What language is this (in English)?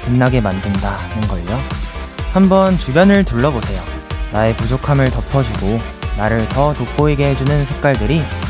Korean